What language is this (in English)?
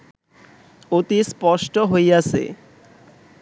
Bangla